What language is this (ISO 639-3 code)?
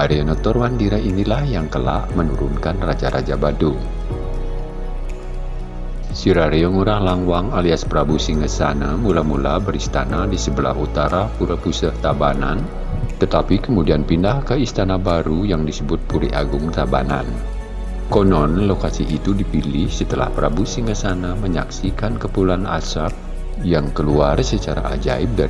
ind